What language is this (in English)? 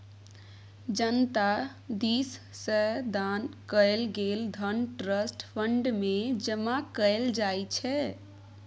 Maithili